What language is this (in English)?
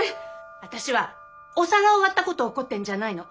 Japanese